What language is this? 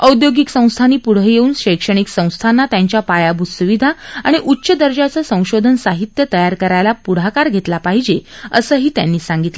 Marathi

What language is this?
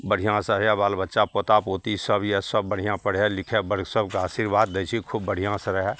Maithili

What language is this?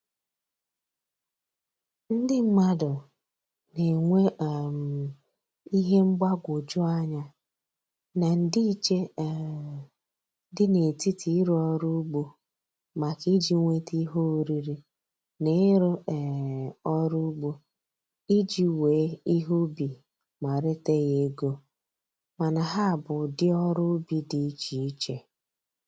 Igbo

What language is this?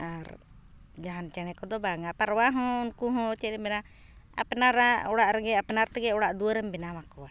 Santali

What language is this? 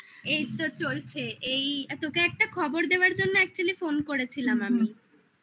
Bangla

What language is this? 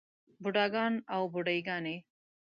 Pashto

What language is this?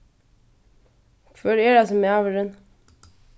Faroese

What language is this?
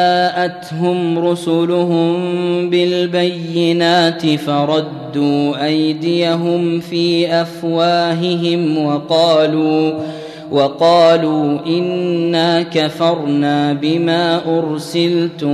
Arabic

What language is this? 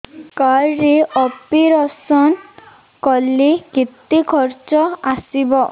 Odia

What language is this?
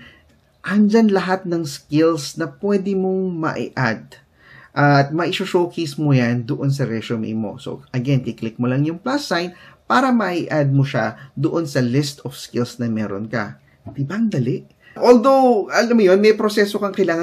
Filipino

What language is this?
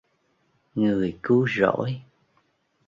Vietnamese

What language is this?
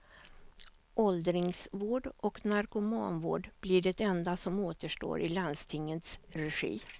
Swedish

